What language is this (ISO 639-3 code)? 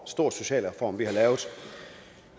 dan